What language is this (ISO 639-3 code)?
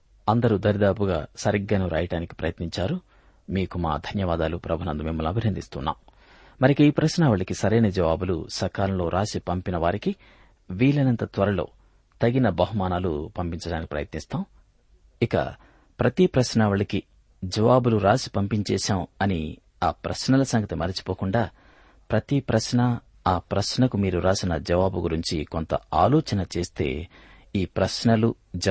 tel